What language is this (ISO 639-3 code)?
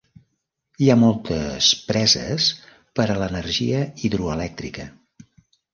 cat